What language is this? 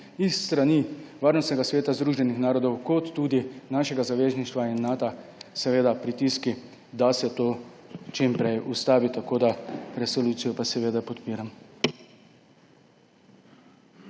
Slovenian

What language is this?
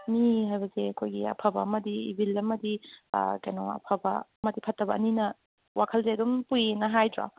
Manipuri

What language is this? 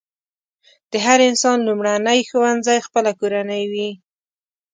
Pashto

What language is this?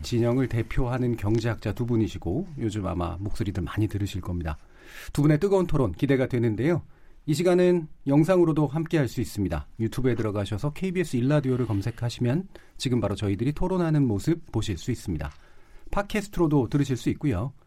Korean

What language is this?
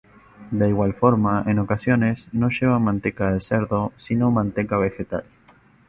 Spanish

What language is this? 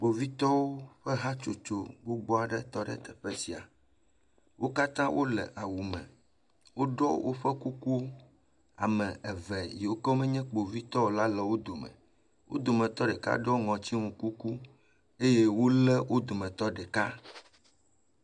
Ewe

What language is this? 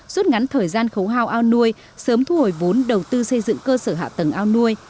Vietnamese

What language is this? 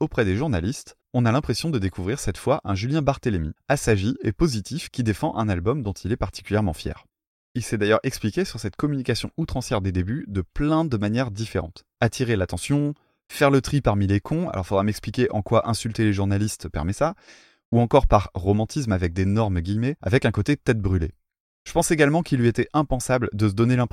French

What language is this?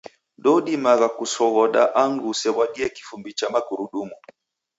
Taita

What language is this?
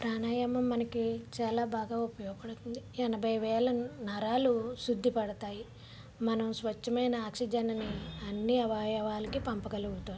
Telugu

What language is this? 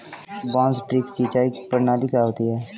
Hindi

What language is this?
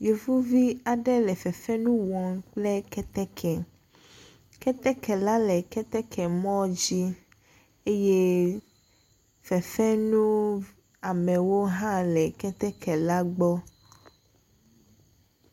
Ewe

